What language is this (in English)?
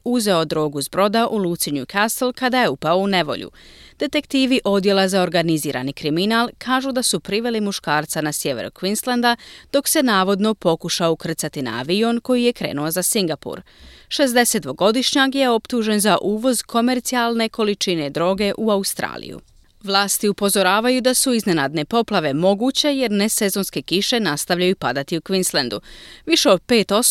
Croatian